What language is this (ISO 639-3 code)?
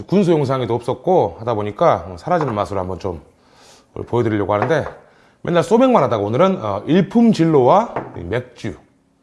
kor